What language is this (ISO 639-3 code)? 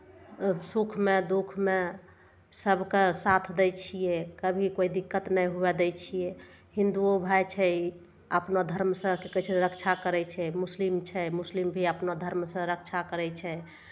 mai